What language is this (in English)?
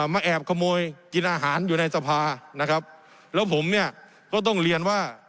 Thai